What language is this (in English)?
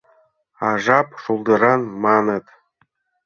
Mari